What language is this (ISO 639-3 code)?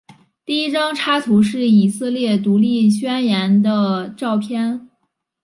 zho